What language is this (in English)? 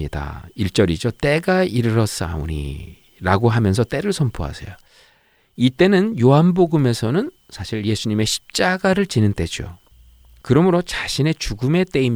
Korean